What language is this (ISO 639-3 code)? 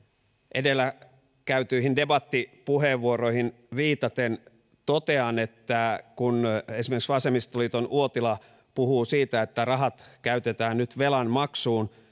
fin